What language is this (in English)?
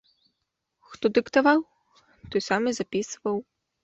Belarusian